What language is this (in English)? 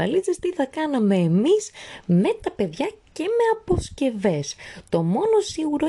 Greek